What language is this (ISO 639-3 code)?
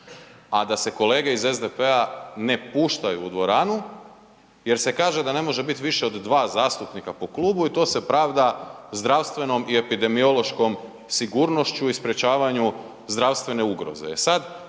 hrv